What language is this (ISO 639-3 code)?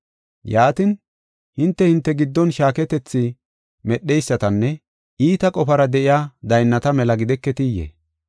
gof